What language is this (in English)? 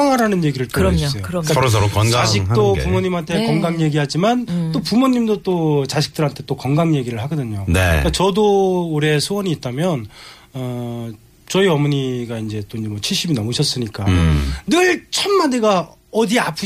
Korean